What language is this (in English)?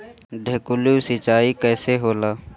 Bhojpuri